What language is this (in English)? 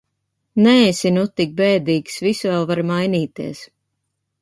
Latvian